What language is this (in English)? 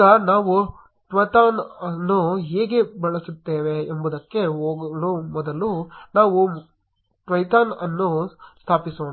Kannada